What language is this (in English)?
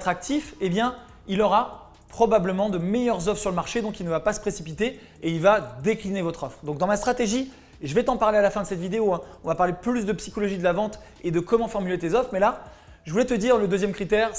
French